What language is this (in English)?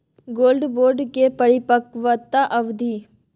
Maithili